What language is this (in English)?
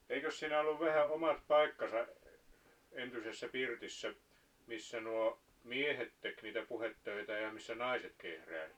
Finnish